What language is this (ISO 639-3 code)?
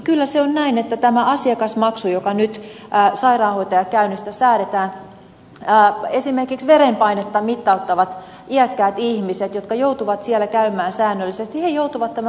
fin